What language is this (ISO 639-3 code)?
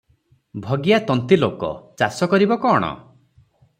ori